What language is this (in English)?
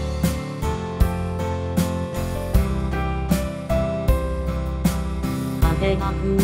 Japanese